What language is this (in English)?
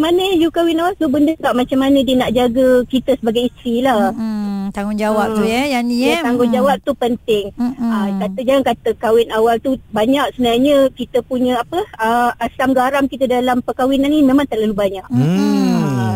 Malay